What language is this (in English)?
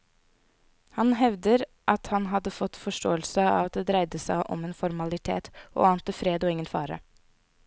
Norwegian